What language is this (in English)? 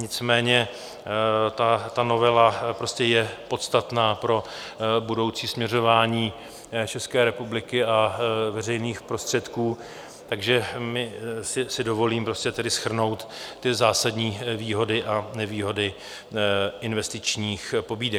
Czech